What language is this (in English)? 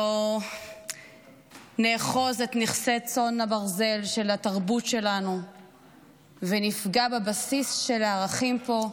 Hebrew